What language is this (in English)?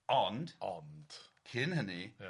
Welsh